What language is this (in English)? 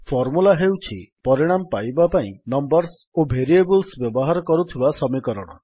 Odia